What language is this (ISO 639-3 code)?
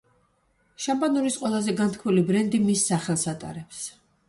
kat